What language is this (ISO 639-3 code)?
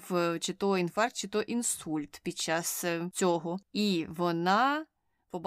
ukr